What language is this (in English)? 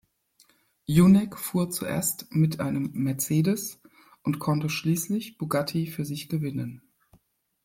German